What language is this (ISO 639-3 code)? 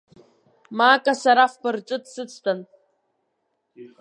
abk